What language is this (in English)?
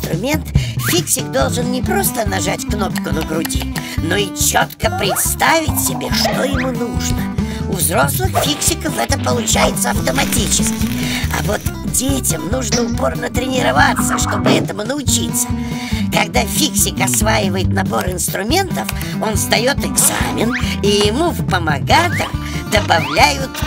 Russian